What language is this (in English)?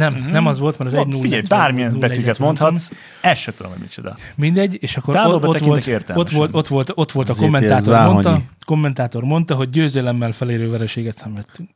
Hungarian